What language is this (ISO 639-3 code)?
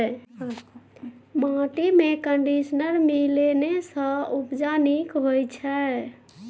mai